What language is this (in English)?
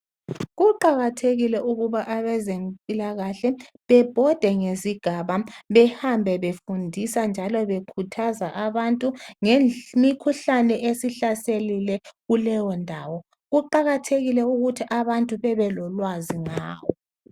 North Ndebele